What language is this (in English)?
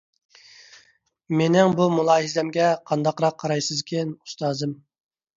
Uyghur